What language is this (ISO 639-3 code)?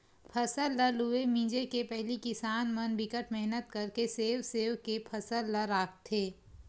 hne